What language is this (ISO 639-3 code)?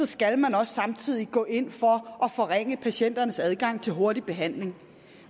dan